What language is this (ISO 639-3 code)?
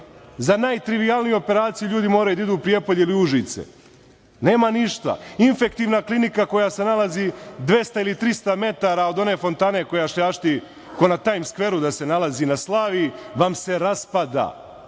srp